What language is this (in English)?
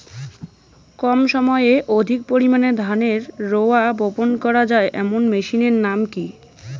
Bangla